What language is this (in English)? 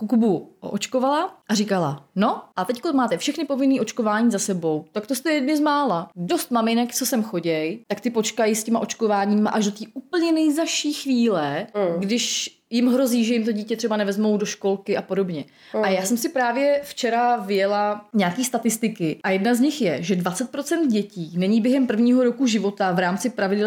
Czech